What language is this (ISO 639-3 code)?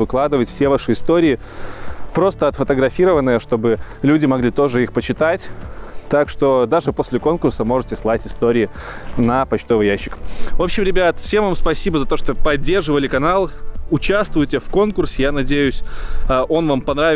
rus